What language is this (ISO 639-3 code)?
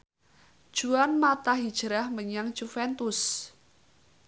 jav